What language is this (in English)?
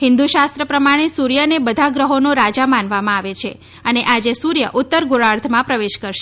Gujarati